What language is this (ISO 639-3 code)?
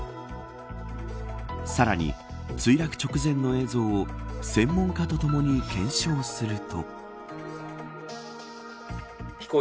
jpn